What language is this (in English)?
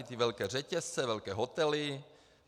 Czech